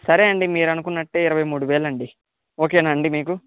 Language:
Telugu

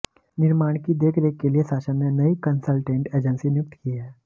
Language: Hindi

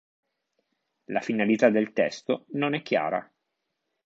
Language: Italian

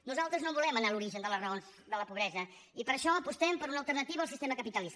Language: Catalan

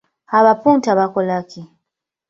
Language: Ganda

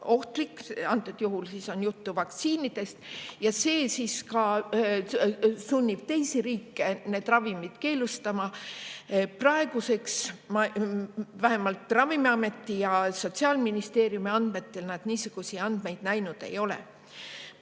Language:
Estonian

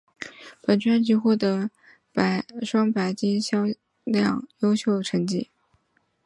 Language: Chinese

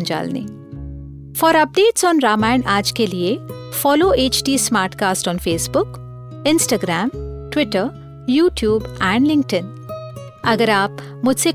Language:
Hindi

